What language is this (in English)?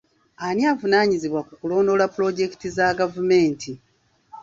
Ganda